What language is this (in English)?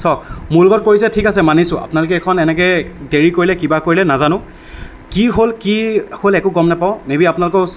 Assamese